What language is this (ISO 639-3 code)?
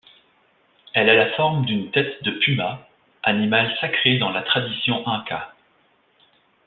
fra